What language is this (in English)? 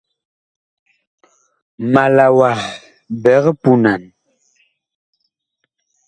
Bakoko